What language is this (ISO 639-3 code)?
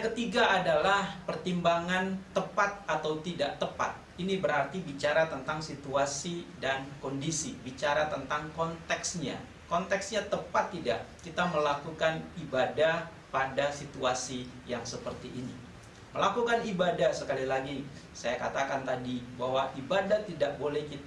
ind